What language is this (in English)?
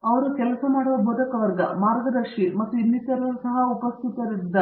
Kannada